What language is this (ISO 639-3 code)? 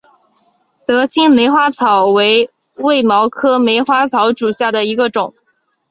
zho